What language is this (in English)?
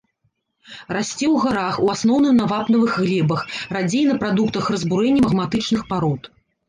Belarusian